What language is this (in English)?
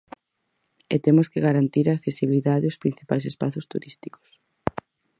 Galician